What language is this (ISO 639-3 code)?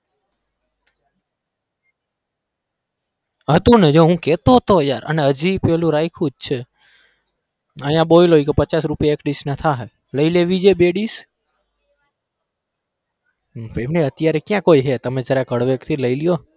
guj